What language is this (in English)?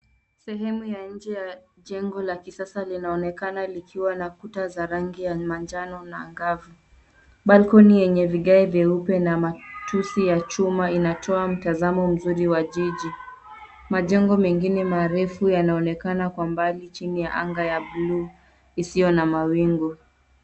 Swahili